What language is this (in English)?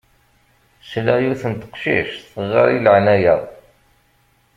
Kabyle